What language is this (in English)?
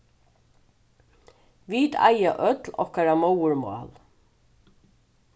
Faroese